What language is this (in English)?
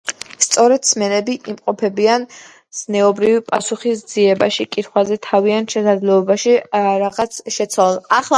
Georgian